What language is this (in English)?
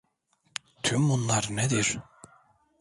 Turkish